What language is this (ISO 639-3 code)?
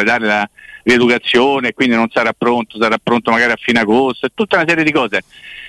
ita